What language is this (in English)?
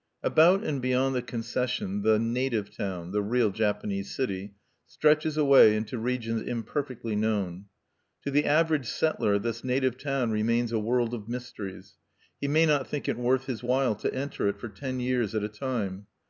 English